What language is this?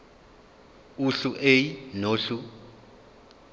Zulu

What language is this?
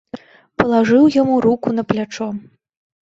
Belarusian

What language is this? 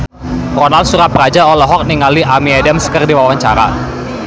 Sundanese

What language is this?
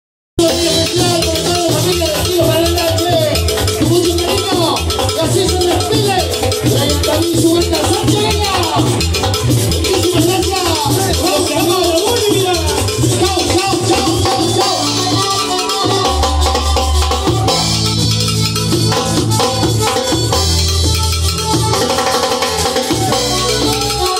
Arabic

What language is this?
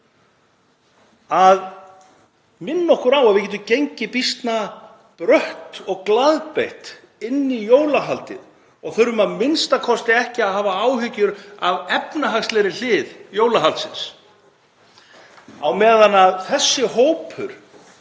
Icelandic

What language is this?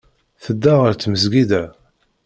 Kabyle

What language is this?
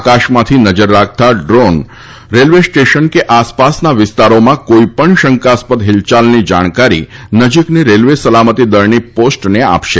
Gujarati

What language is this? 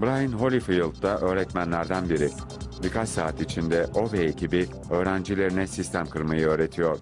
Turkish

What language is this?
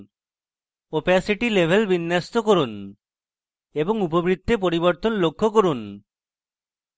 Bangla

